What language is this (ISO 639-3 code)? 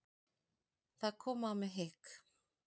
isl